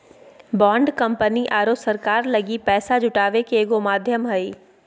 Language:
Magahi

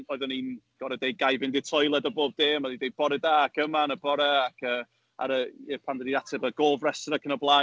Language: Welsh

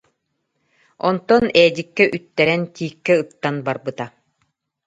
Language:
Yakut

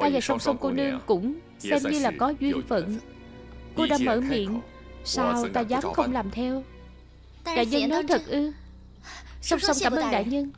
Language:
Vietnamese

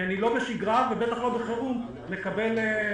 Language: Hebrew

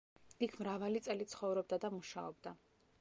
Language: Georgian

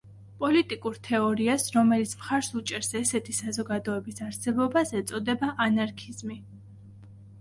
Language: Georgian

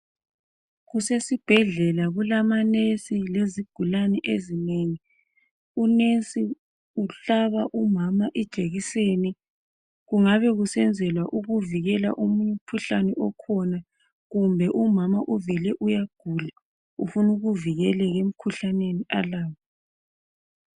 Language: North Ndebele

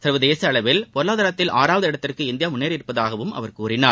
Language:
Tamil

